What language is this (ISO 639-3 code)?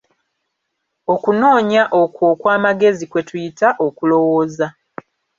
lug